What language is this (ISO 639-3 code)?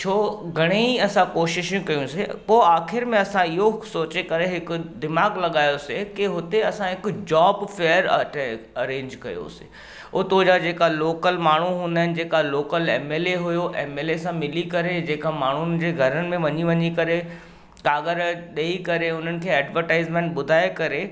snd